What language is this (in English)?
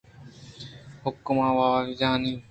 Eastern Balochi